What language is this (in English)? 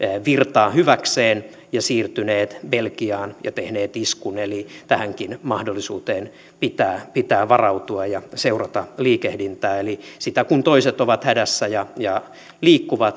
Finnish